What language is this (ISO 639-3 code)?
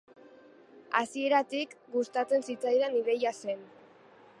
eus